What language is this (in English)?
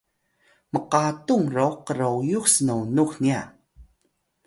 Atayal